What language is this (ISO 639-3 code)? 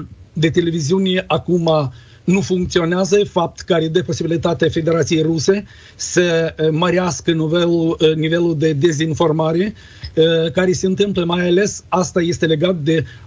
ron